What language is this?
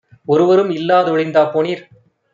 Tamil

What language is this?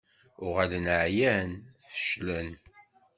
Kabyle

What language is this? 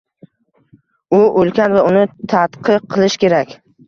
Uzbek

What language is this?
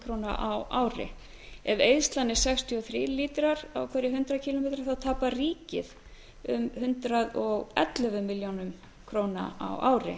Icelandic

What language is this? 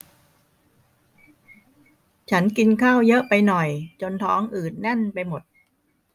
Thai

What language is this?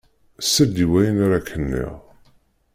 Kabyle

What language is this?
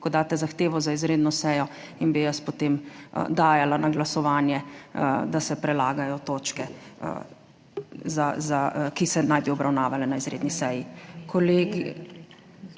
Slovenian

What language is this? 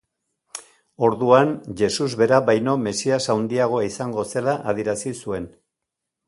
Basque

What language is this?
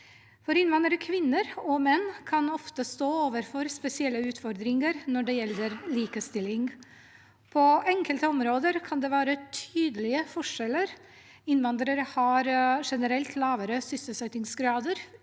Norwegian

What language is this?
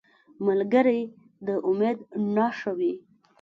Pashto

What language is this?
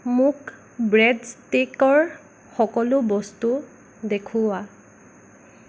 Assamese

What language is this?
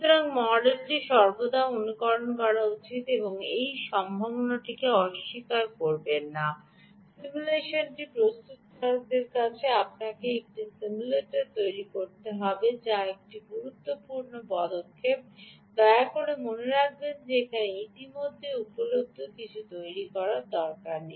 Bangla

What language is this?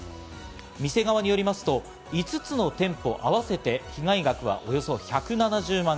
Japanese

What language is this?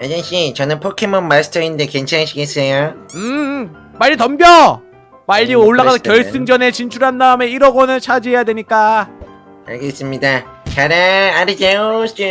Korean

